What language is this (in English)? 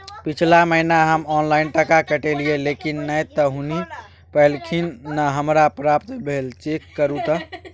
Maithili